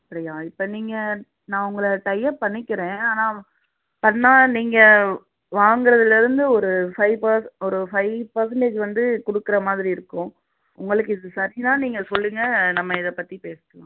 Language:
Tamil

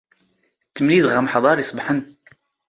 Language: Standard Moroccan Tamazight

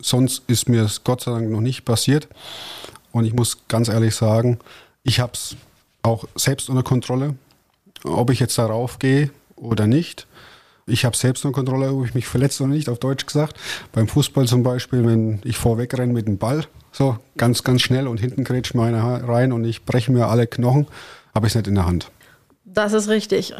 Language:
German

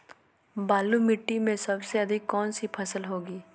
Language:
Magahi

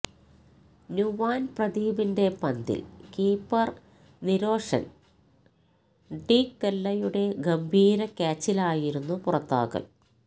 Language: Malayalam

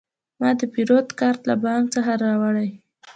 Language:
Pashto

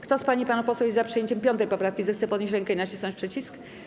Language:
Polish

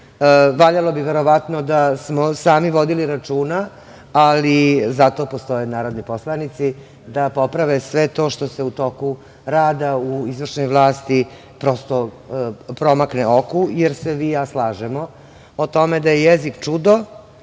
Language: Serbian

